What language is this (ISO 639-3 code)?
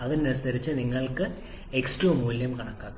mal